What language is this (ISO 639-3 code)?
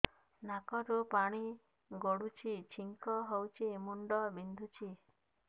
ori